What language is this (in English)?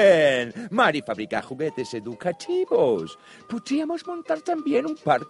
Spanish